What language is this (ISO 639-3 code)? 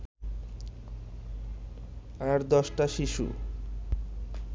ben